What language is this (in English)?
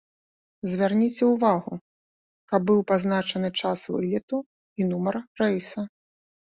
Belarusian